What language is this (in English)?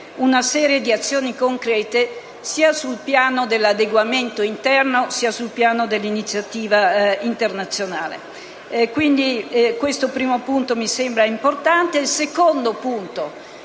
Italian